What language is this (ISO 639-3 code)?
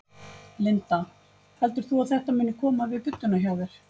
isl